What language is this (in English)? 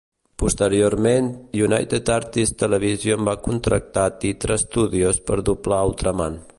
Catalan